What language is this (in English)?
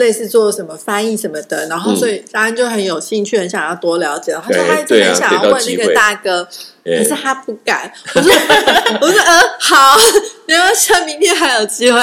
Chinese